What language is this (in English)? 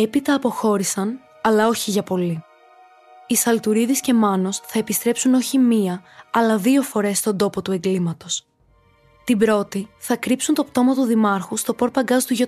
Greek